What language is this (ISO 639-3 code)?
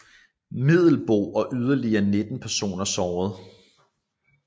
dan